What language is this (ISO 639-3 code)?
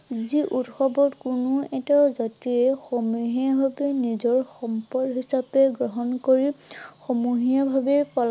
asm